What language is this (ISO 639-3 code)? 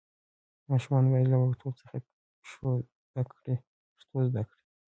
pus